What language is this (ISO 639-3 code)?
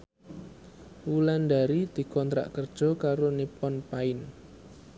jav